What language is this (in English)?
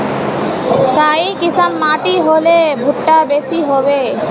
Magahi